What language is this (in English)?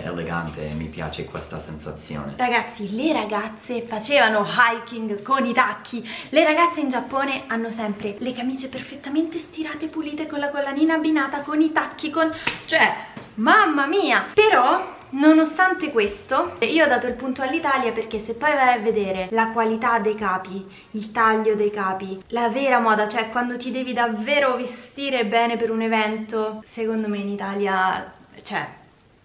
Italian